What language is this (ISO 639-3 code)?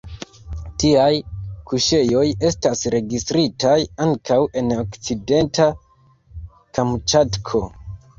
epo